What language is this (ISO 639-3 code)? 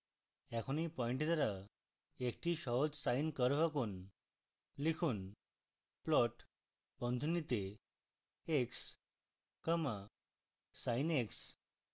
ben